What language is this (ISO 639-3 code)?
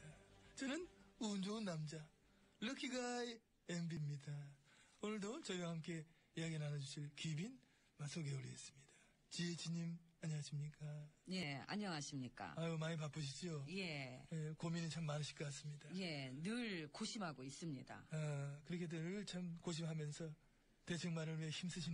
kor